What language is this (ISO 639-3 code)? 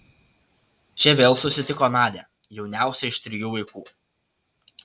lit